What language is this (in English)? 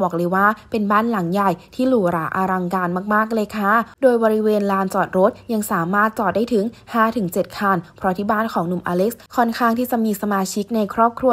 Thai